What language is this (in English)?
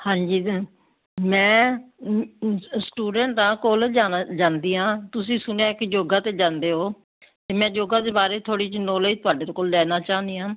Punjabi